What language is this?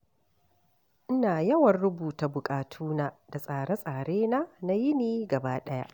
Hausa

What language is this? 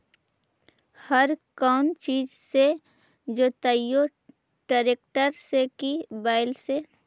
Magahi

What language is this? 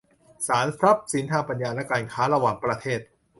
Thai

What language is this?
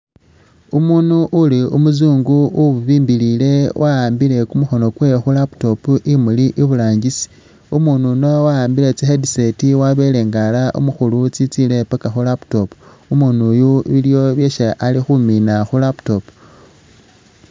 Masaaba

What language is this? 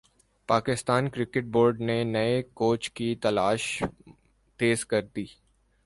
Urdu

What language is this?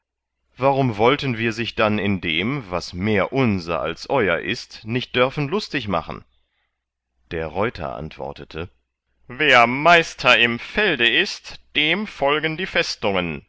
German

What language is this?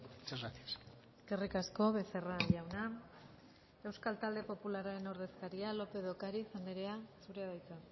Basque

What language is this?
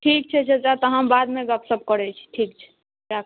Maithili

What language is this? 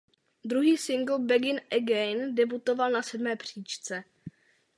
Czech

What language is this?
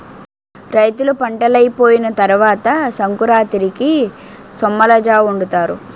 Telugu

